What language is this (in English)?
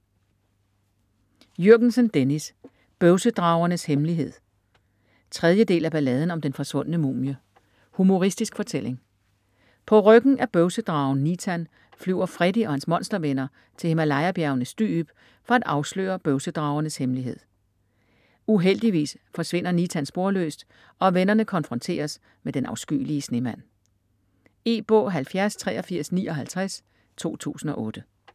Danish